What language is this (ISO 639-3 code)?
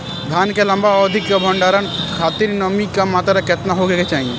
bho